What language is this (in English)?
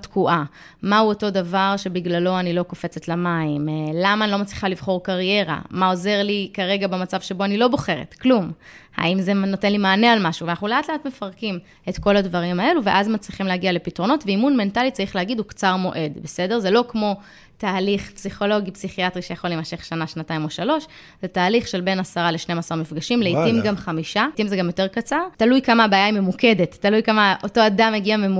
Hebrew